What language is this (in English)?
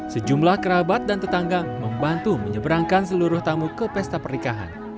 Indonesian